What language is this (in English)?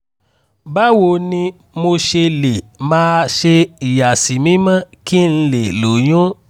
Yoruba